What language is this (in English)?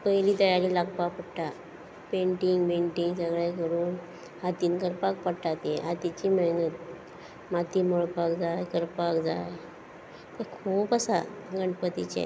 Konkani